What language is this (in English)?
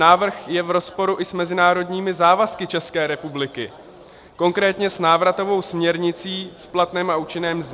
Czech